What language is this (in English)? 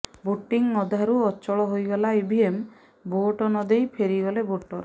Odia